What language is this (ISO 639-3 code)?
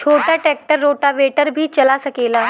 bho